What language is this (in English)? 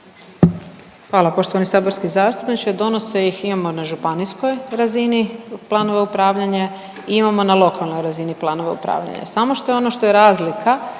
Croatian